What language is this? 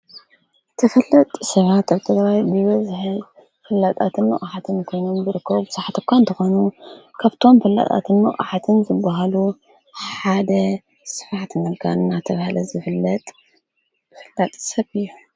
Tigrinya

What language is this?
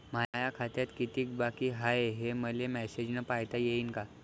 Marathi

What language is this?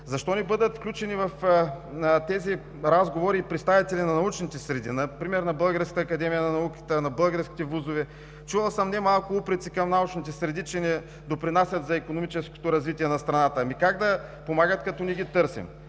Bulgarian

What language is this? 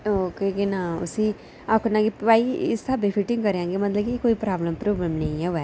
Dogri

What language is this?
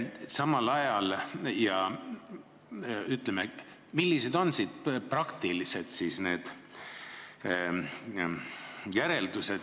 Estonian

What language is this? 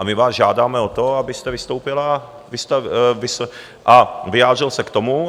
Czech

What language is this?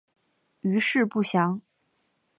Chinese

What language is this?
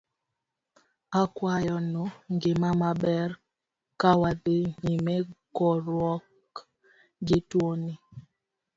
Luo (Kenya and Tanzania)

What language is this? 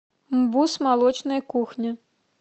Russian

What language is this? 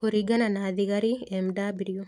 Kikuyu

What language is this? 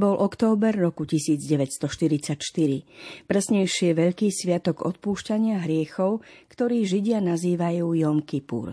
Slovak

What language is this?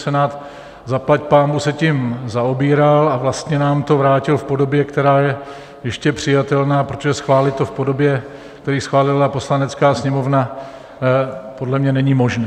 Czech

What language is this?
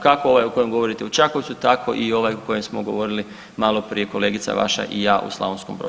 Croatian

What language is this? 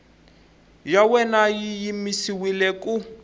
Tsonga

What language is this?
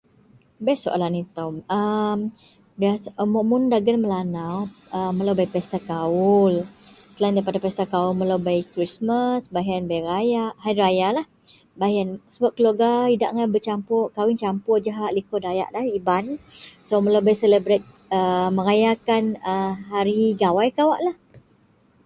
Central Melanau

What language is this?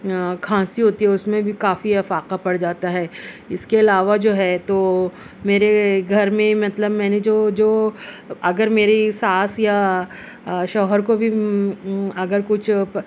Urdu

